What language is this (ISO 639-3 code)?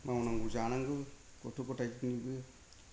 brx